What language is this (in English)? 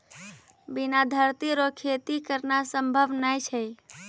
Maithili